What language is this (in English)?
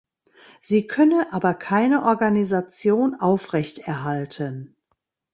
German